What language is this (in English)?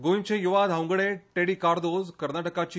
Konkani